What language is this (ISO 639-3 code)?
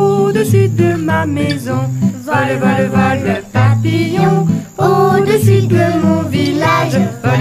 fra